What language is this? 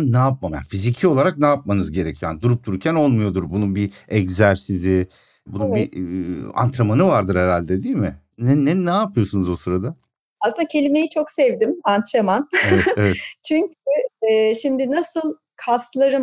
Turkish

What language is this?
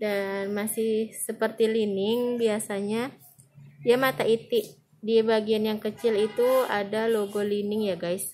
Indonesian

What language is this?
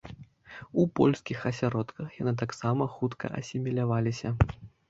Belarusian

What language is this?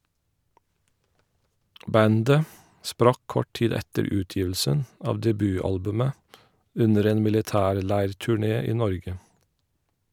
Norwegian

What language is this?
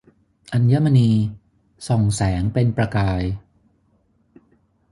Thai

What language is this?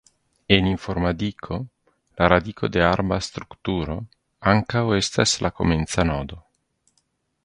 Esperanto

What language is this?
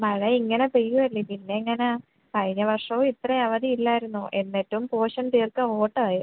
Malayalam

